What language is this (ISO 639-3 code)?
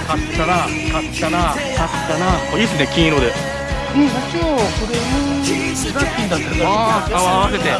jpn